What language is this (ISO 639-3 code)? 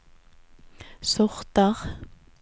nor